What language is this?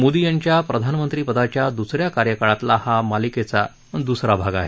Marathi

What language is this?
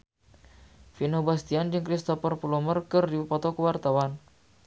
Sundanese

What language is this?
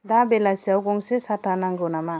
Bodo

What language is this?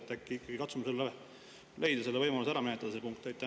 Estonian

